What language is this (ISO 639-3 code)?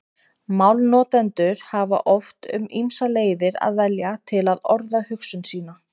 isl